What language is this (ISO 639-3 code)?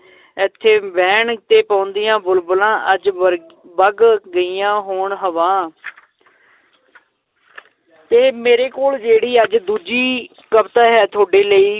pan